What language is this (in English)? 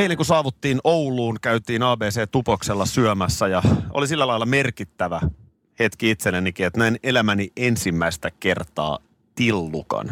Finnish